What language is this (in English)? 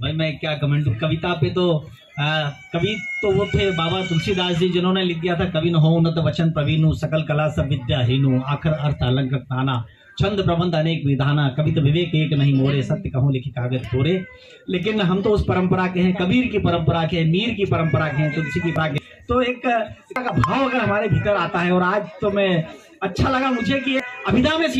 Hindi